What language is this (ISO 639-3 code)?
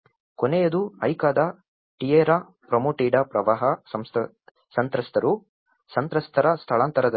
kan